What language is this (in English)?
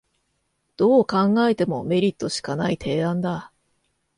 Japanese